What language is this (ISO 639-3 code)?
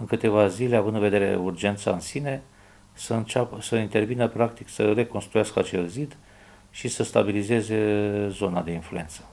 ron